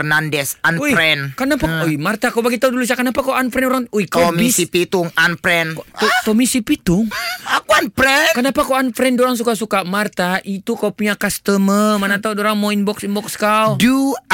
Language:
Malay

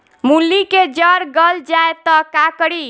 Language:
Bhojpuri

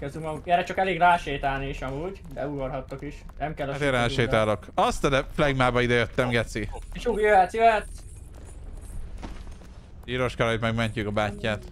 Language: Hungarian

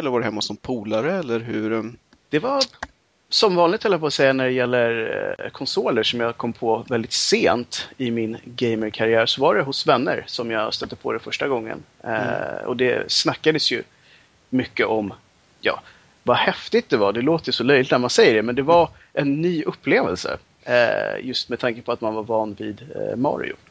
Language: Swedish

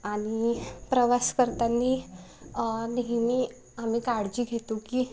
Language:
Marathi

